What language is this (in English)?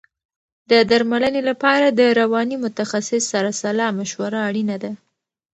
Pashto